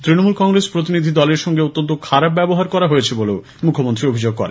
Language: Bangla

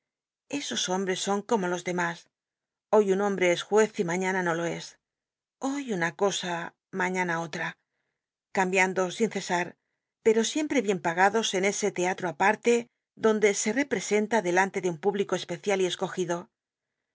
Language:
Spanish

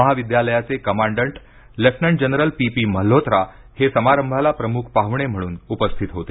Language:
Marathi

